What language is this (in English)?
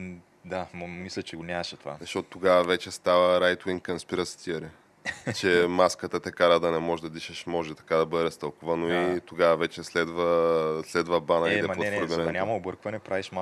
Bulgarian